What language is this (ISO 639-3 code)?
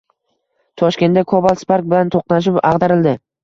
uzb